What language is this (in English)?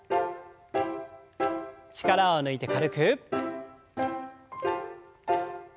Japanese